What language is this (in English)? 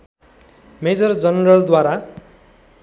Nepali